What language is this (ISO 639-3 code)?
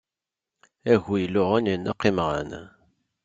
kab